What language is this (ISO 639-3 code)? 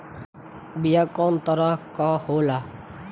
bho